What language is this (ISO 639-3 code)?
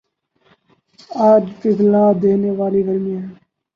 urd